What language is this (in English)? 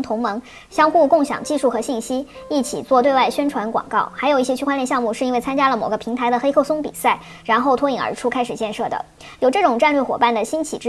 Chinese